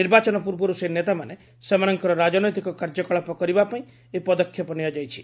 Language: Odia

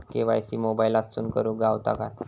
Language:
Marathi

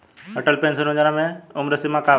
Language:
Bhojpuri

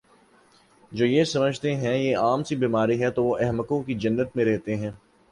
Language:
Urdu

